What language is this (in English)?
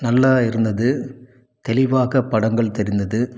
Tamil